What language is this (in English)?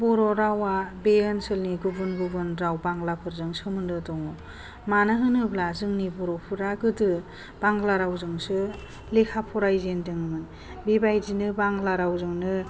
Bodo